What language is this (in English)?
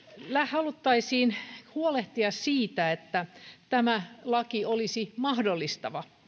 Finnish